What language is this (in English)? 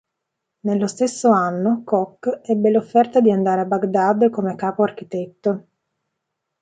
Italian